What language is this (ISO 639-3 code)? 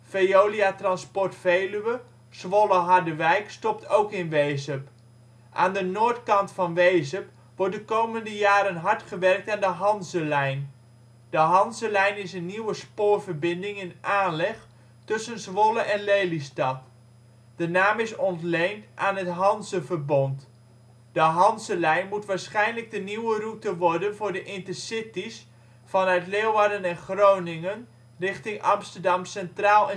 nld